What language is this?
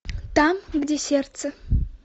Russian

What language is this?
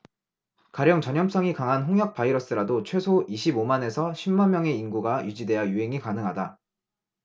Korean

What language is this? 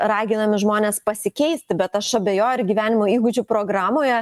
Lithuanian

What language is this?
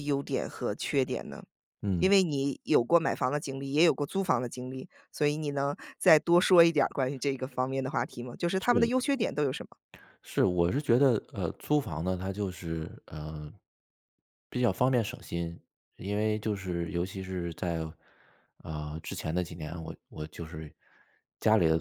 Chinese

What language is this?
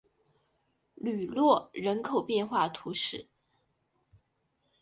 Chinese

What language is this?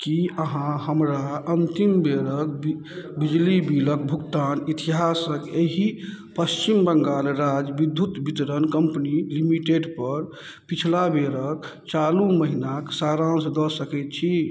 Maithili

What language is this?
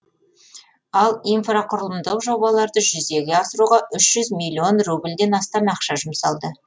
Kazakh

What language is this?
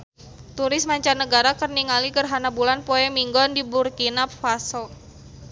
Sundanese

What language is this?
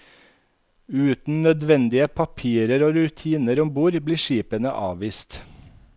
Norwegian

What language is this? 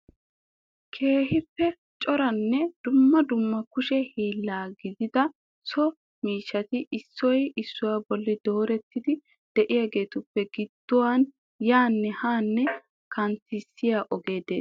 Wolaytta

